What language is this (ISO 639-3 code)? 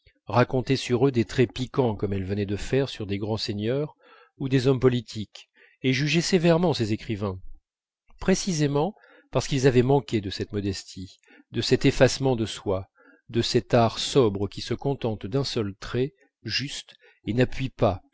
fra